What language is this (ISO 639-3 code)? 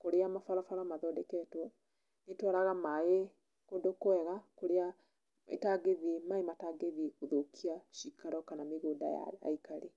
kik